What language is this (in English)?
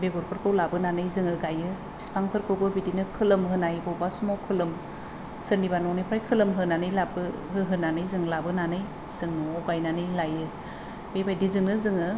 Bodo